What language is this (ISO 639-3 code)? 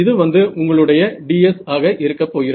tam